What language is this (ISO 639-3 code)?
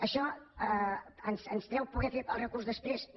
cat